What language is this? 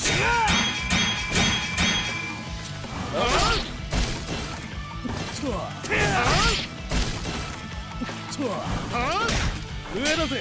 Japanese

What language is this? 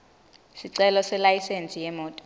Swati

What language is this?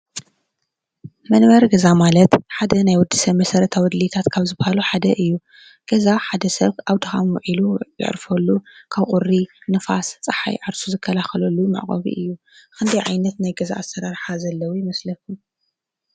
Tigrinya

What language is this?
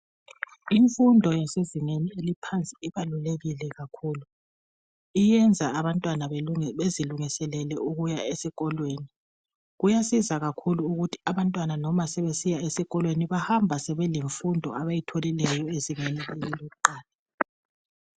North Ndebele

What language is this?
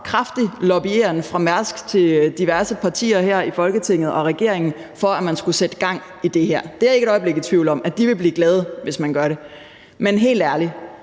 Danish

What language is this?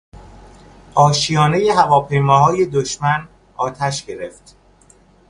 Persian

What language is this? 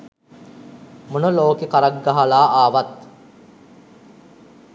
Sinhala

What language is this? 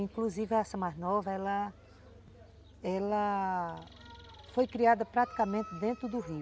Portuguese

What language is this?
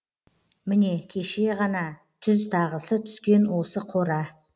Kazakh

